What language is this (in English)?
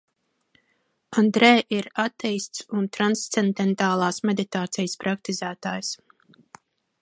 Latvian